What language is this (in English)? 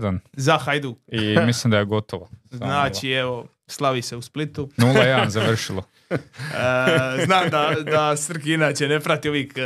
Croatian